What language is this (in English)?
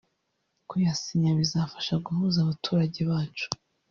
Kinyarwanda